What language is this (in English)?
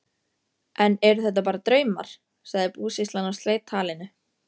Icelandic